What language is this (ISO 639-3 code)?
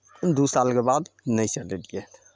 mai